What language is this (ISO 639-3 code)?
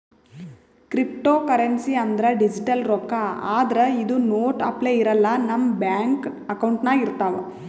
kan